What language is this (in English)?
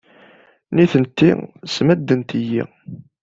Kabyle